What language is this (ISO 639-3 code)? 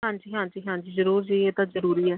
pan